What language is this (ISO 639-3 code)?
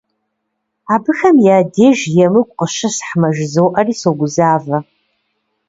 kbd